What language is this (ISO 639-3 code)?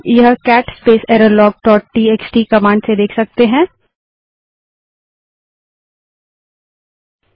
hin